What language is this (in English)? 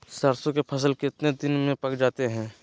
Magahi